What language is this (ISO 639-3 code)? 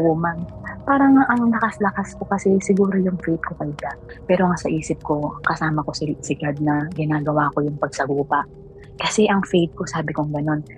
fil